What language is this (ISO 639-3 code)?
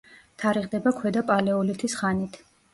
kat